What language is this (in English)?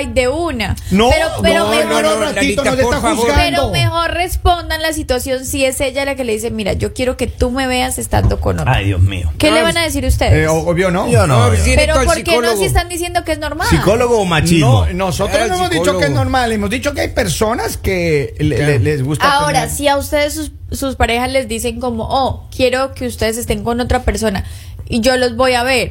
Spanish